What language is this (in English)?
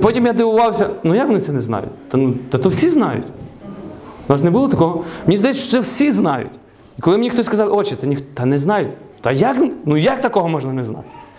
Ukrainian